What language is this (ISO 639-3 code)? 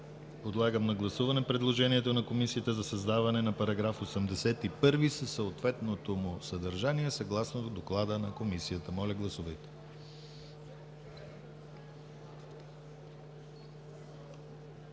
bul